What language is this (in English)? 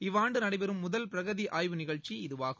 Tamil